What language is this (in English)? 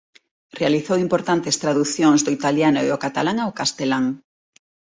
Galician